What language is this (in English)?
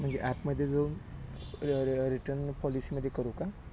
Marathi